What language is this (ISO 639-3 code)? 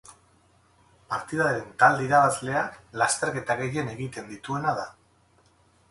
eus